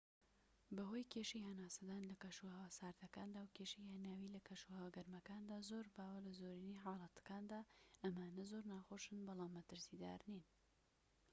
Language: Central Kurdish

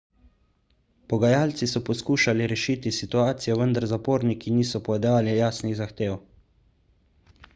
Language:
Slovenian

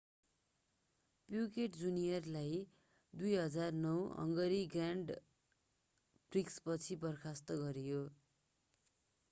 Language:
Nepali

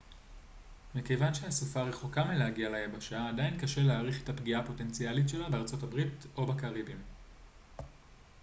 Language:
Hebrew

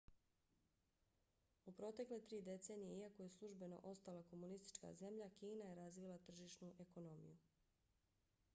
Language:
Bosnian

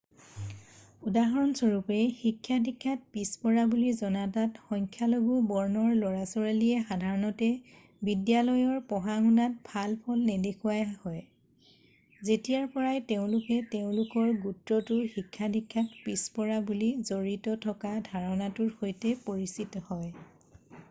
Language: Assamese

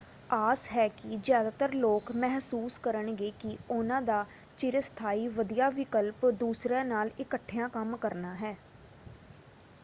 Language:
Punjabi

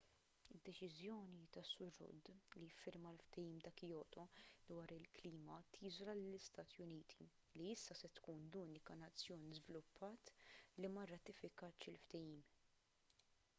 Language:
Maltese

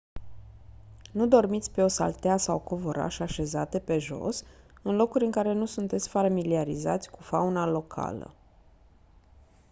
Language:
Romanian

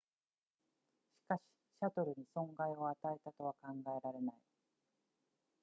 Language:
Japanese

